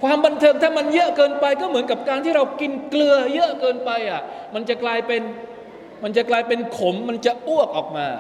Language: Thai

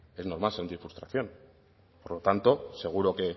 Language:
Spanish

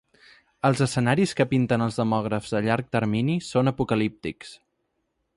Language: Catalan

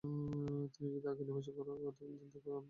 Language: Bangla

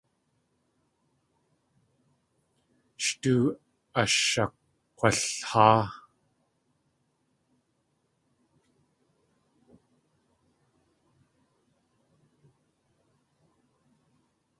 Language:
Tlingit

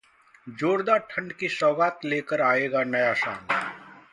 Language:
Hindi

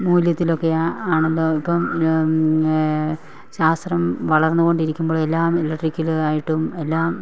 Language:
Malayalam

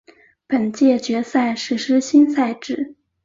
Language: Chinese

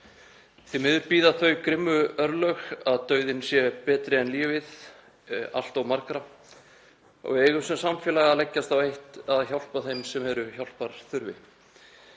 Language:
Icelandic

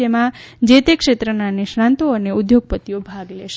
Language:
Gujarati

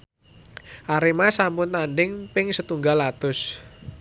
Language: Javanese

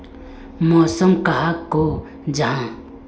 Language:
Magahi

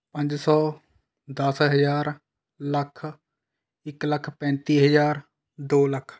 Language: Punjabi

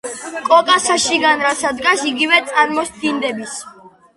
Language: Georgian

